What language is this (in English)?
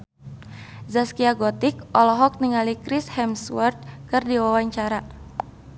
Sundanese